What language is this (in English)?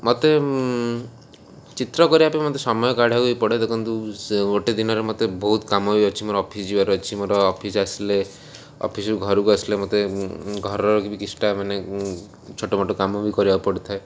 Odia